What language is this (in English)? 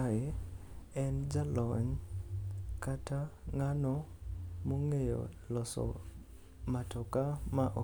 Luo (Kenya and Tanzania)